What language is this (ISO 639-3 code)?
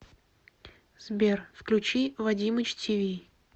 rus